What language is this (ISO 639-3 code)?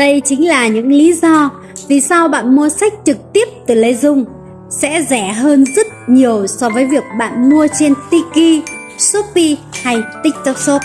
vie